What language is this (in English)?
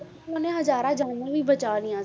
Punjabi